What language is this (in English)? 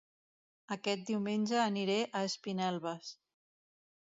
Catalan